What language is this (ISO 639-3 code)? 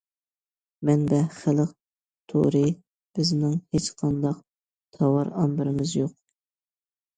uig